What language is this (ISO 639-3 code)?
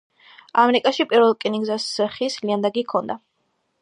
kat